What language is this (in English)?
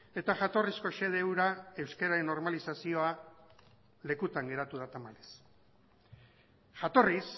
Basque